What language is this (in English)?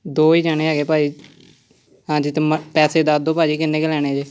Punjabi